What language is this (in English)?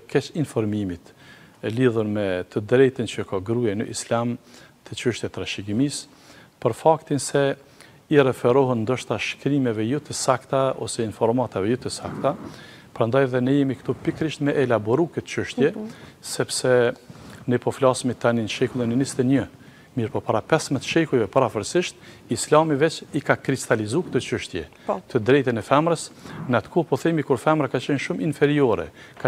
Romanian